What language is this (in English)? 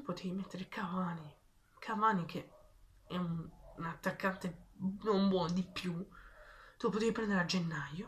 Italian